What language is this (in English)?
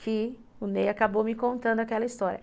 Portuguese